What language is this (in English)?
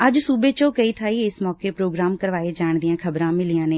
Punjabi